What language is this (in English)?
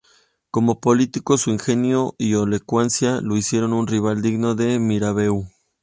Spanish